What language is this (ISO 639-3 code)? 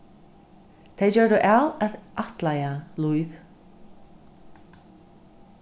fao